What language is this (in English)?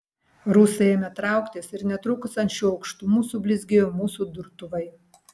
Lithuanian